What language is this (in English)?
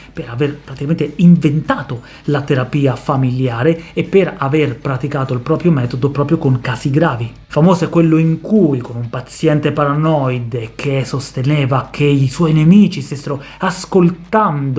Italian